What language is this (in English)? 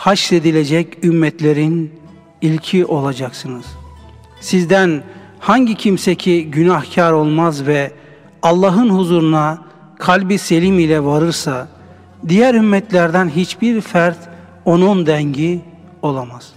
Turkish